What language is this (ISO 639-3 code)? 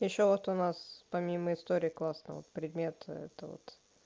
rus